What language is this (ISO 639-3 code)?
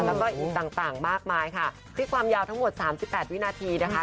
tha